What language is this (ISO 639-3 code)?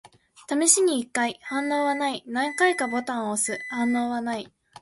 jpn